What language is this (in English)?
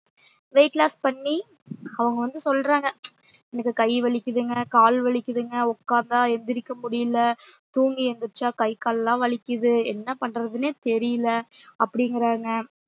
Tamil